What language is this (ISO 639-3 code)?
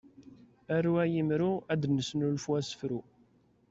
kab